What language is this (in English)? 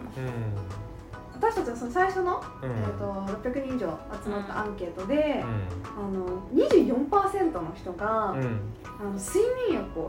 Japanese